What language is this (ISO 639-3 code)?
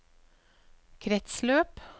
nor